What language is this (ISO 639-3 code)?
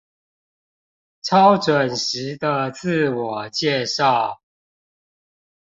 zho